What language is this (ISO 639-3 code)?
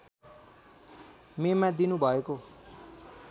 nep